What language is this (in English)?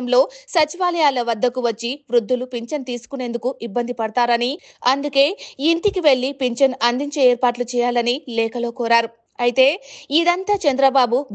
Telugu